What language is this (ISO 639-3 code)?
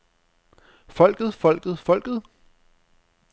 dan